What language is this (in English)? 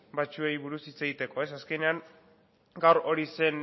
Basque